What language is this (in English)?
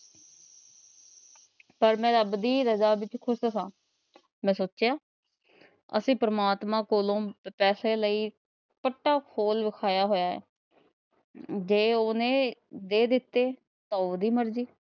Punjabi